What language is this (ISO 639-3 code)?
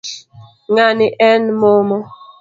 luo